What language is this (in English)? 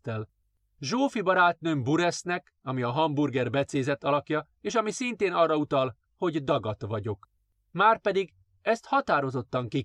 Hungarian